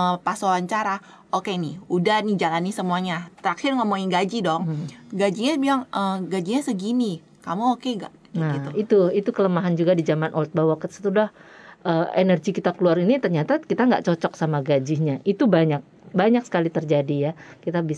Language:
Indonesian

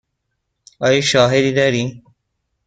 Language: Persian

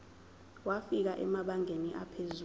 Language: Zulu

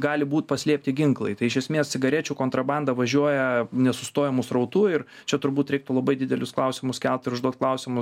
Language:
Lithuanian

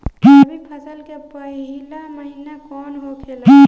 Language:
Bhojpuri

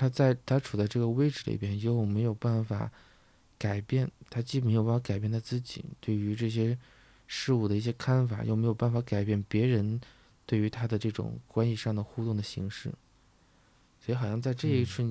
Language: Chinese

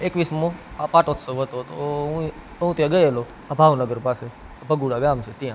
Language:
Gujarati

